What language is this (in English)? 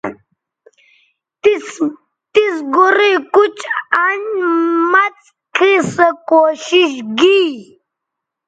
Bateri